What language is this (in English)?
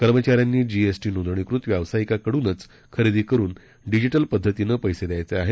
Marathi